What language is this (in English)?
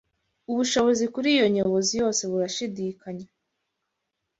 Kinyarwanda